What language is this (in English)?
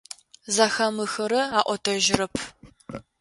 Adyghe